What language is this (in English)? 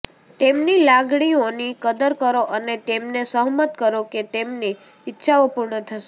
Gujarati